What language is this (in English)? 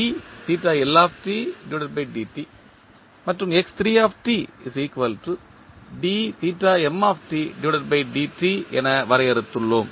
Tamil